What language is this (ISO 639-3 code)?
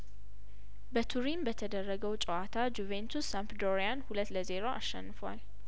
amh